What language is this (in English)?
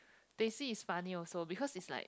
English